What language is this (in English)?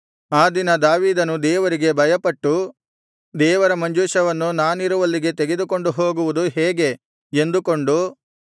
Kannada